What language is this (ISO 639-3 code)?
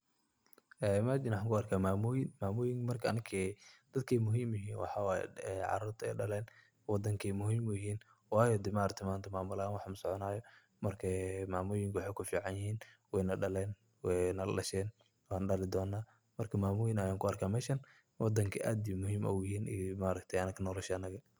som